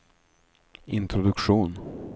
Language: Swedish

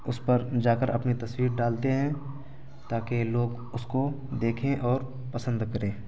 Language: Urdu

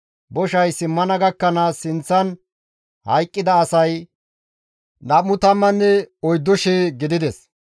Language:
Gamo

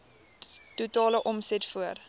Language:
Afrikaans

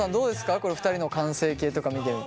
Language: Japanese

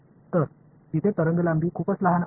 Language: Marathi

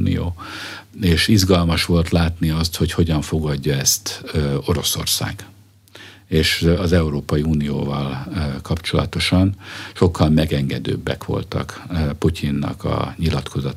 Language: Hungarian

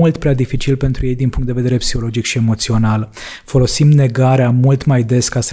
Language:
Romanian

